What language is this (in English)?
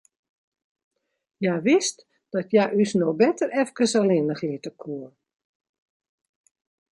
Western Frisian